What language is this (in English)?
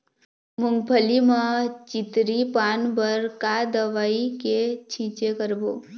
Chhattisgarhi